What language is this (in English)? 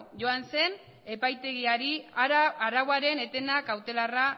Basque